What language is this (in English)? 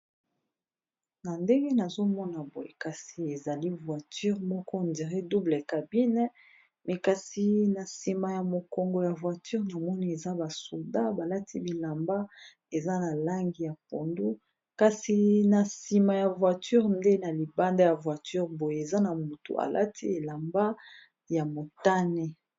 Lingala